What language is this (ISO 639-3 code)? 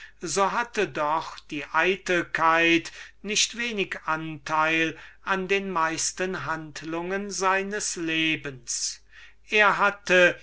deu